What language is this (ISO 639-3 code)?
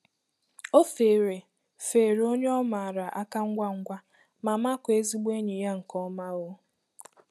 ibo